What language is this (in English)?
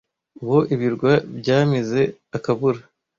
Kinyarwanda